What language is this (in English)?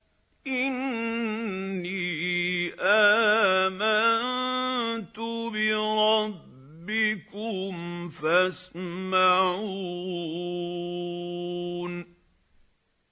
Arabic